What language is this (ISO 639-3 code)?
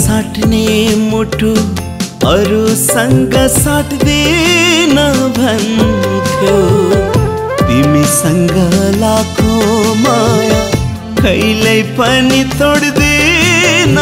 hin